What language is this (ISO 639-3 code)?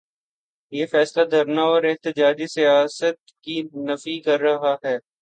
urd